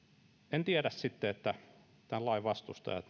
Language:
Finnish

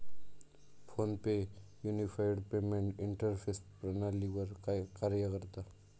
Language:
Marathi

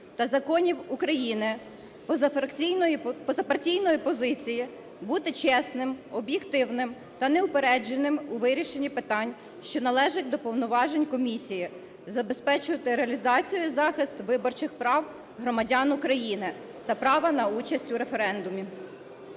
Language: Ukrainian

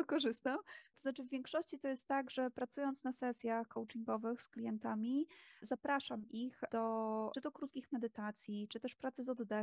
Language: Polish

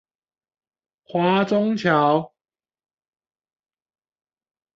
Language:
Chinese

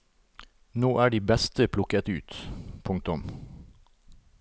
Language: Norwegian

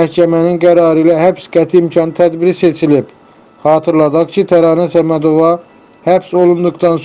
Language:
Turkish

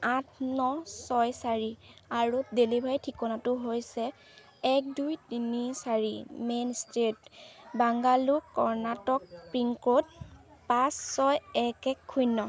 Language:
Assamese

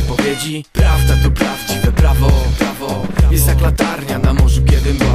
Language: Polish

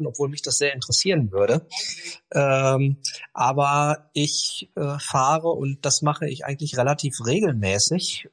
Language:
German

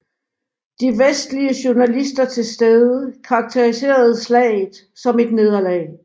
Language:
Danish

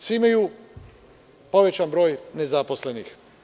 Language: Serbian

